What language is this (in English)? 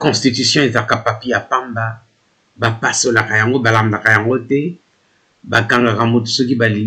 French